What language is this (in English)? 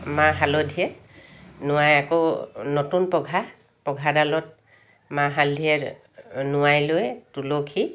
Assamese